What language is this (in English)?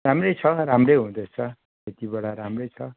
Nepali